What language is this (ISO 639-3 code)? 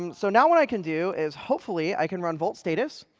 eng